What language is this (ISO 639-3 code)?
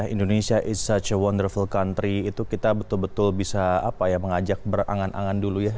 ind